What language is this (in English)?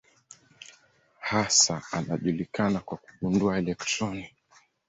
Swahili